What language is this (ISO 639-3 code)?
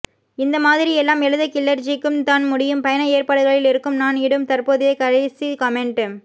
tam